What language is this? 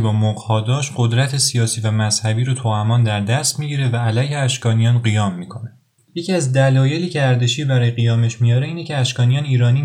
Persian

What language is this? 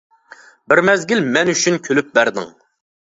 Uyghur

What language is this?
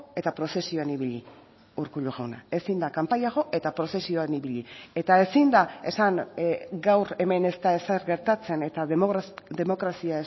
Basque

